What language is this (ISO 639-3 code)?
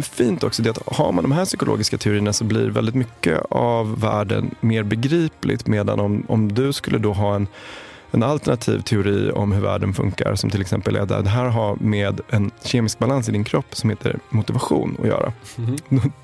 swe